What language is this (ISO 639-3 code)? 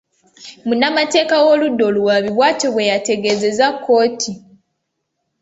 lug